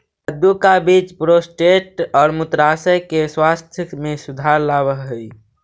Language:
Magahi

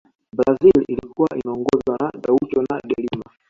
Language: Swahili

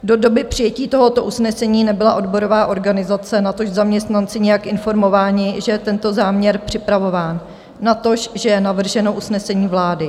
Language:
Czech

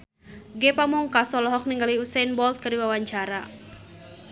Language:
Sundanese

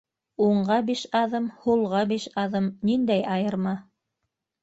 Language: Bashkir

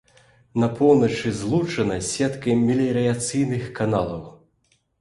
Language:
Belarusian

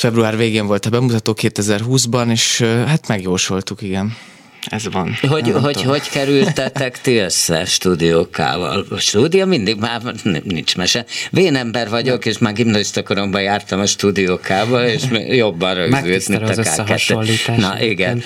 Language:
Hungarian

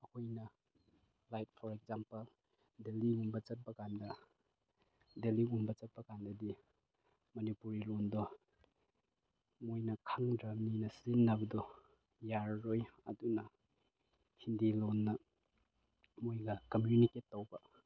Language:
Manipuri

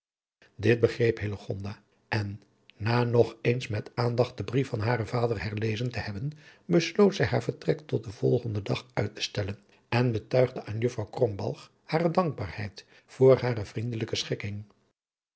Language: Dutch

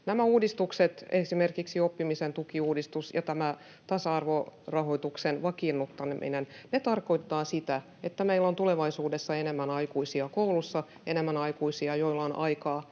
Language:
Finnish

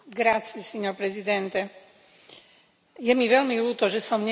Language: Slovak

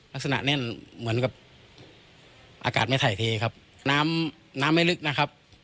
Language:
Thai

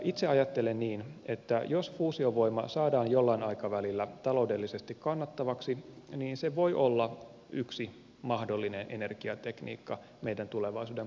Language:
Finnish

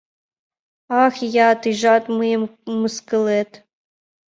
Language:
Mari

